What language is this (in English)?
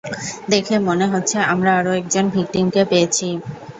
Bangla